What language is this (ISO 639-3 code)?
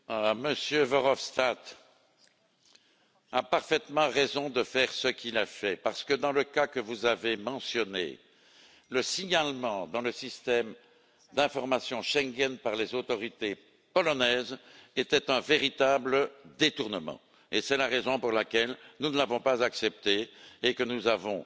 fra